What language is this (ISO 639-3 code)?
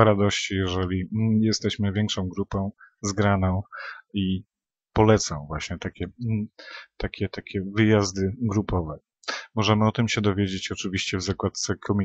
pol